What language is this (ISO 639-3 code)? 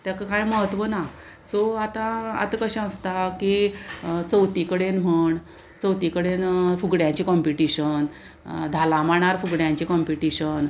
kok